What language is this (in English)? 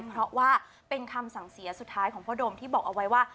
Thai